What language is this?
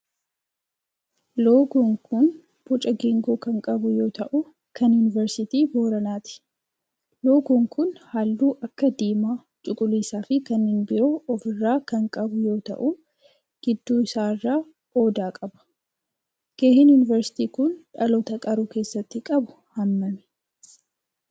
Oromo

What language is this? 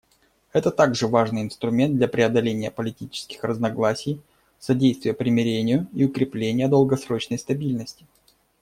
Russian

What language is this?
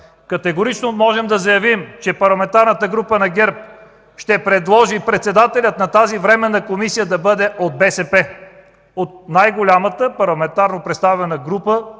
Bulgarian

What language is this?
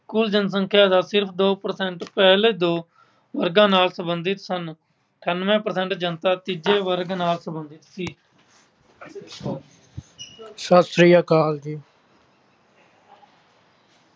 Punjabi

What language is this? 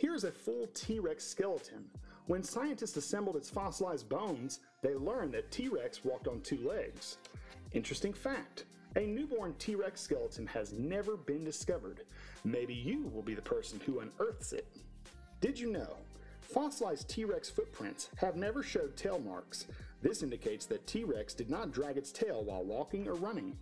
English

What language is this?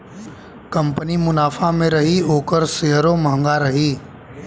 Bhojpuri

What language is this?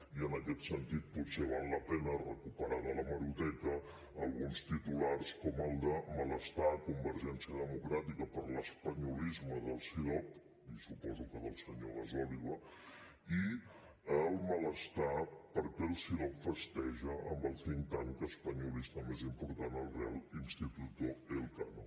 Catalan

